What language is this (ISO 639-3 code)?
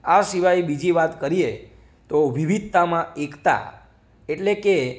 guj